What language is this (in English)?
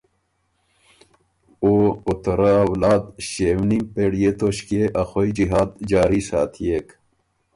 Ormuri